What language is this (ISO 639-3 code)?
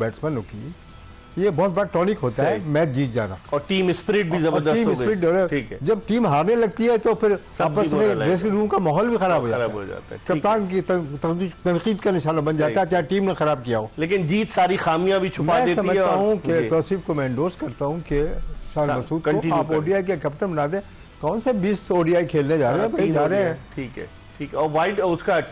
hin